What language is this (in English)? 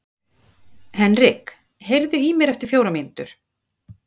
Icelandic